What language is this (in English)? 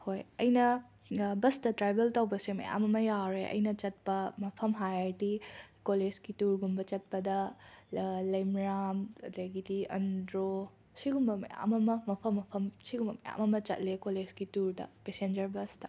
Manipuri